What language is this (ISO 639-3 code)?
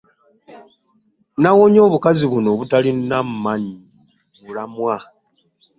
lug